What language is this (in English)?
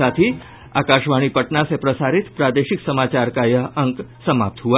Hindi